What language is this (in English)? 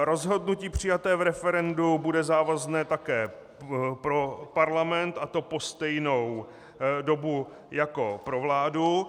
Czech